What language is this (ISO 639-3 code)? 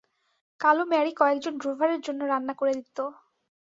ben